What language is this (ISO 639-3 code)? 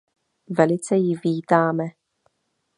ces